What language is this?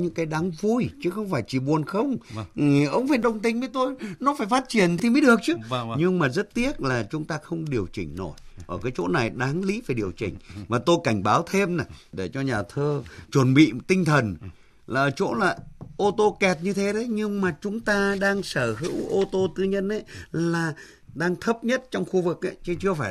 Vietnamese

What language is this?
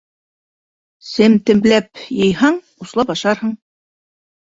Bashkir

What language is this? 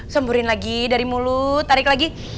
Indonesian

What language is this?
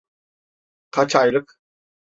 Turkish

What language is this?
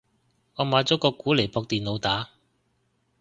Cantonese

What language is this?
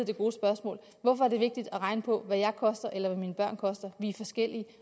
Danish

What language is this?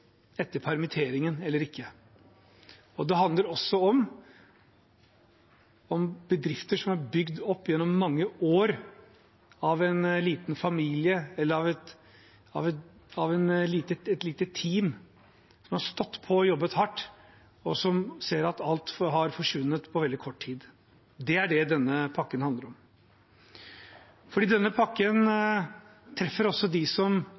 Norwegian Bokmål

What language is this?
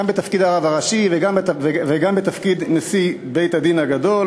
Hebrew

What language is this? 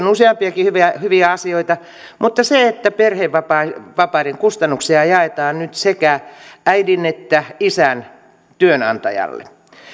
Finnish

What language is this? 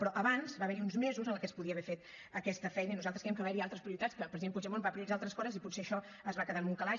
Catalan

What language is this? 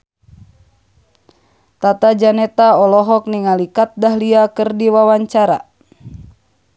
Sundanese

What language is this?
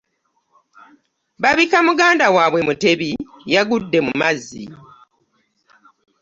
Ganda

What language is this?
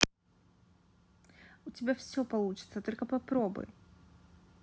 Russian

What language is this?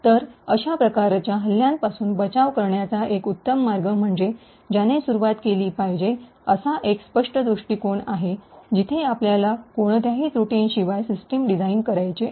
Marathi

